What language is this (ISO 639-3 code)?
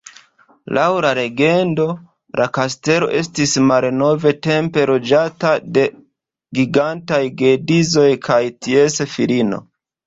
epo